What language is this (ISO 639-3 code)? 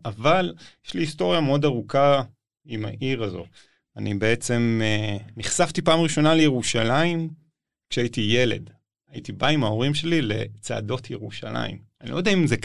heb